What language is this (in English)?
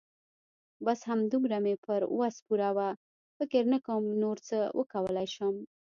Pashto